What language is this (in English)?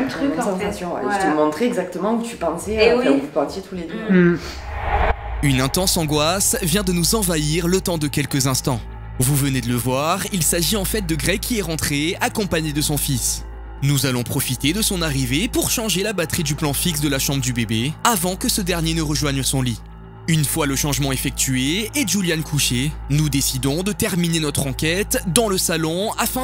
French